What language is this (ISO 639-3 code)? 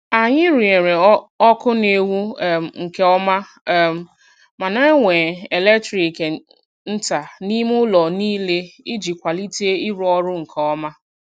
ibo